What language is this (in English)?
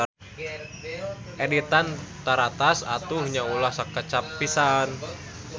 Sundanese